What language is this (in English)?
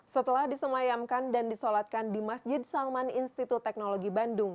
Indonesian